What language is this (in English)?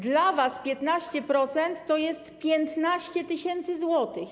Polish